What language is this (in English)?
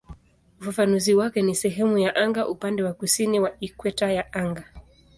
Swahili